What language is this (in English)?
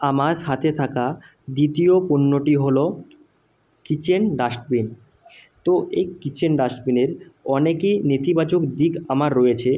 Bangla